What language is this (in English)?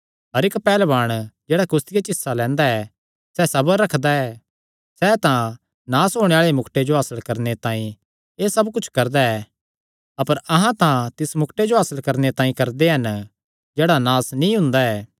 Kangri